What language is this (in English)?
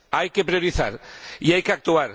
Spanish